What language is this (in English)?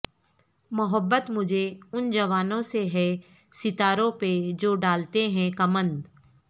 Urdu